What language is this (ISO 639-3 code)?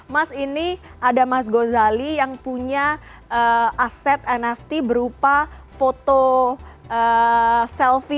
ind